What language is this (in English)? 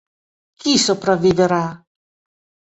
Italian